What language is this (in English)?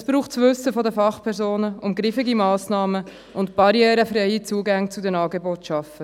Swiss German